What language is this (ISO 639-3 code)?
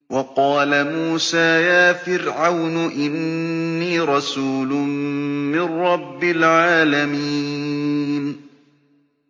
ara